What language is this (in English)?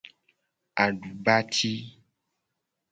Gen